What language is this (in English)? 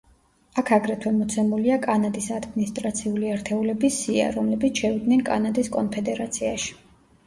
Georgian